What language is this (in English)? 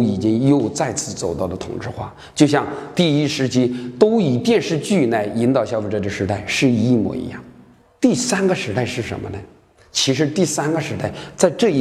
Chinese